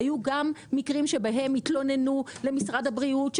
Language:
Hebrew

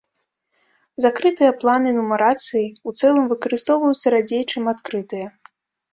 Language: Belarusian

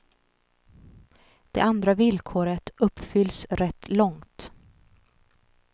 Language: Swedish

